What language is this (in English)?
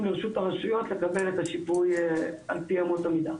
Hebrew